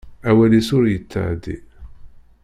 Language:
Kabyle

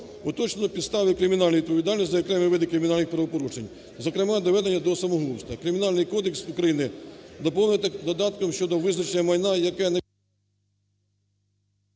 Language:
Ukrainian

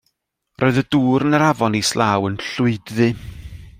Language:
Welsh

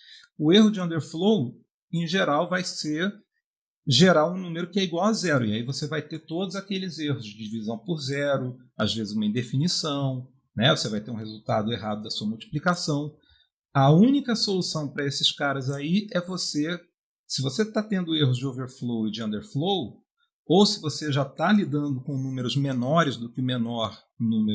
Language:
Portuguese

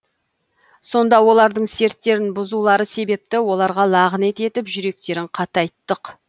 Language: Kazakh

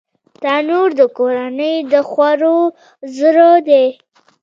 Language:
Pashto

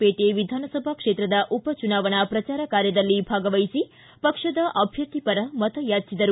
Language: Kannada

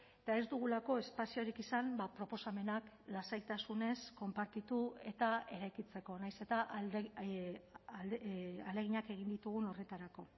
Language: Basque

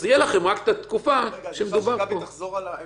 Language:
Hebrew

